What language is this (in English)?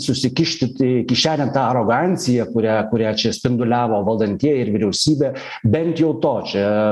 Lithuanian